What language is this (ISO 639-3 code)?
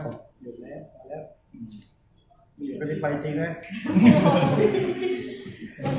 tha